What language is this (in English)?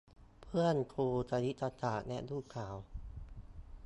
Thai